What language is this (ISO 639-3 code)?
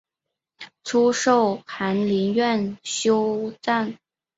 zho